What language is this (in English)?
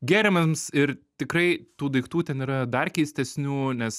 Lithuanian